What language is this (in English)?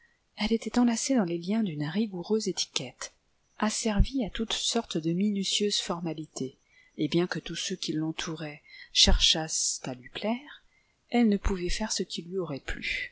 French